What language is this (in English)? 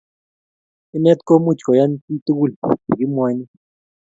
Kalenjin